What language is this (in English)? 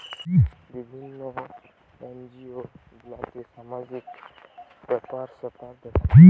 Bangla